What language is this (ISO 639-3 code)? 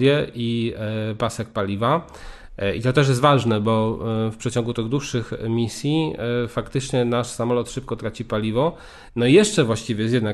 pol